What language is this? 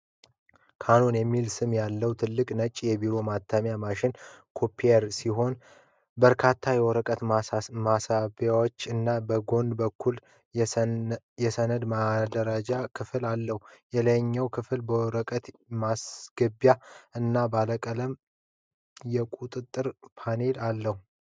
Amharic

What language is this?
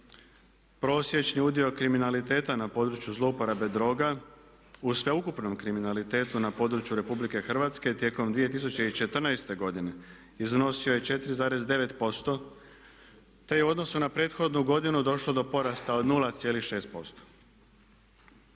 Croatian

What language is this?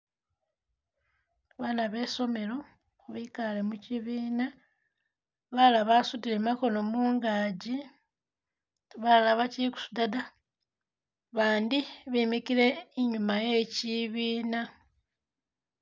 Masaaba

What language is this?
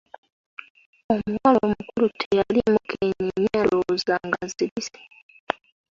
Ganda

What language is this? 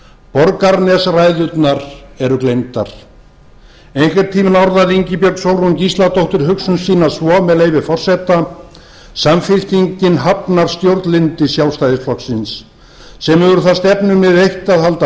Icelandic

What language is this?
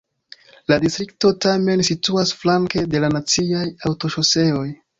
Esperanto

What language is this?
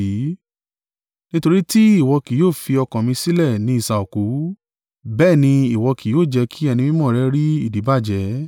Yoruba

